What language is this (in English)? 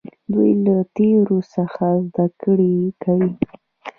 Pashto